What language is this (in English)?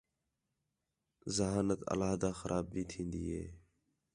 Khetrani